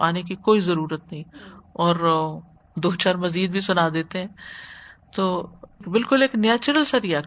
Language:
Urdu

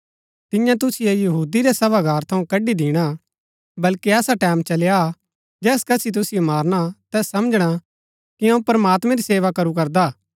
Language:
Gaddi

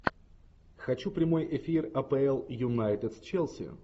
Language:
Russian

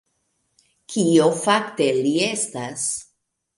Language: Esperanto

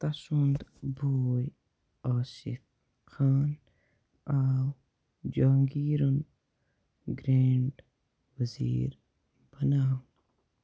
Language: Kashmiri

